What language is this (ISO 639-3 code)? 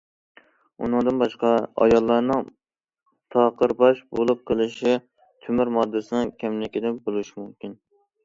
uig